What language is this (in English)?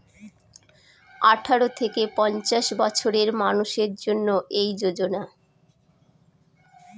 Bangla